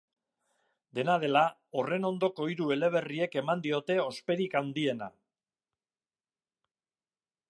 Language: Basque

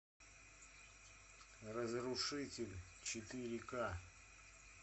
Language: Russian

